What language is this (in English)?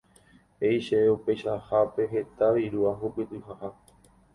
Guarani